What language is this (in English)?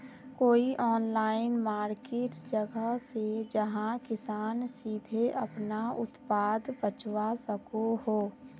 Magahi